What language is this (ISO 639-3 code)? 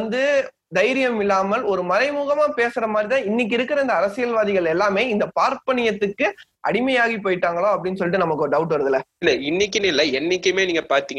tam